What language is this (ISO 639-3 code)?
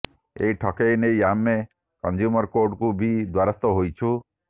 ori